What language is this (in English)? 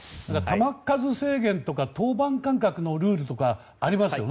Japanese